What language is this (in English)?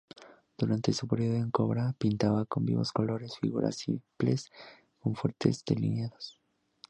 Spanish